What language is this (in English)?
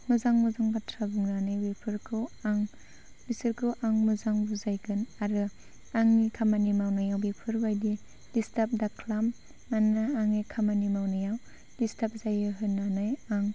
Bodo